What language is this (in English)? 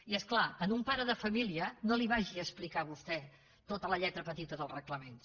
Catalan